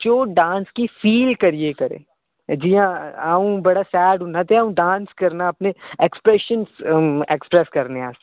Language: Dogri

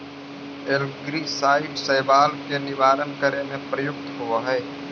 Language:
Magahi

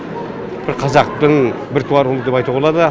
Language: Kazakh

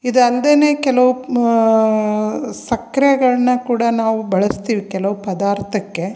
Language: Kannada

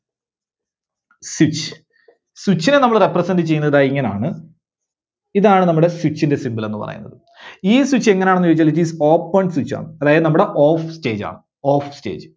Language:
Malayalam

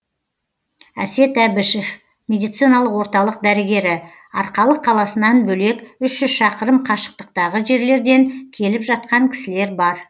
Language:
Kazakh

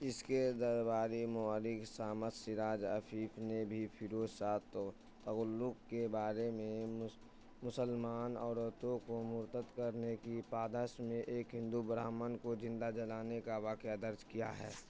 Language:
Urdu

